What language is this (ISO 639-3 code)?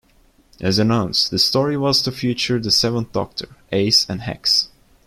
eng